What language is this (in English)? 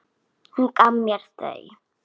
Icelandic